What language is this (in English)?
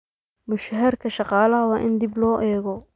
Somali